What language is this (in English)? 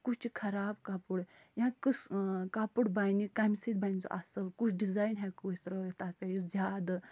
Kashmiri